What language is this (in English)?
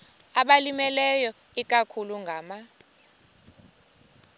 Xhosa